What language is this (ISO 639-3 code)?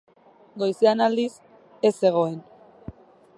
eus